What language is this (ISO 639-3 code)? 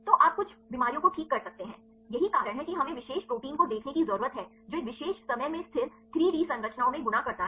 hin